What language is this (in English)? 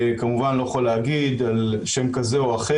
Hebrew